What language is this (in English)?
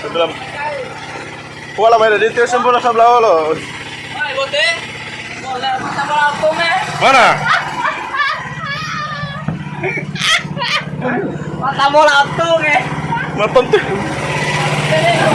Indonesian